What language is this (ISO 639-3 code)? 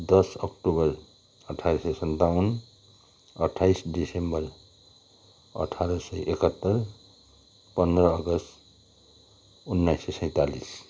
nep